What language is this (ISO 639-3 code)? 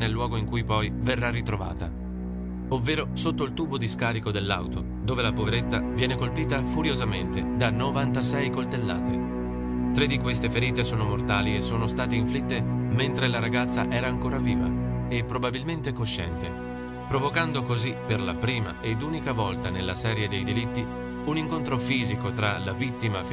ita